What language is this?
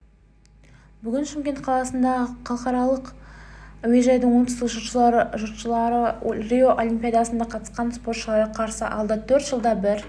Kazakh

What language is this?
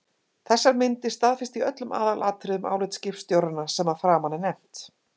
Icelandic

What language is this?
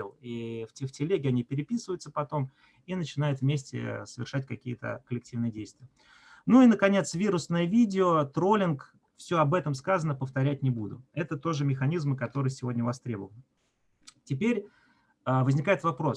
Russian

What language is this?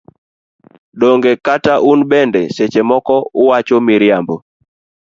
Luo (Kenya and Tanzania)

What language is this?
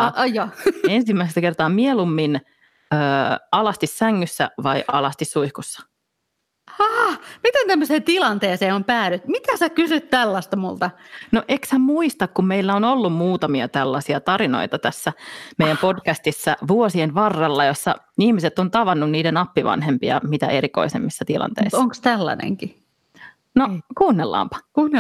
Finnish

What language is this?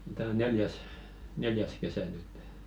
Finnish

